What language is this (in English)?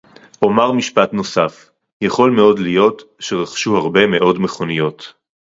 Hebrew